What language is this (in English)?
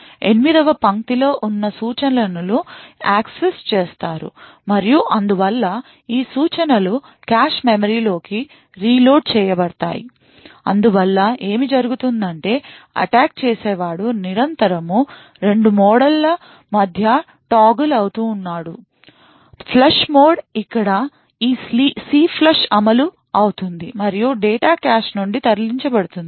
Telugu